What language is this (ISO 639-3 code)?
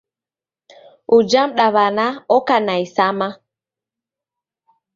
dav